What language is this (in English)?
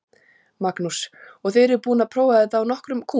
Icelandic